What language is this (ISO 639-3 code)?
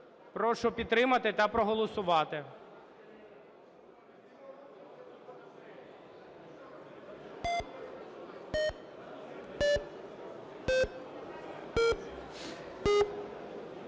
ukr